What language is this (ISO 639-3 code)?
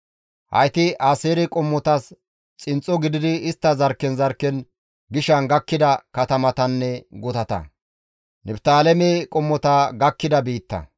gmv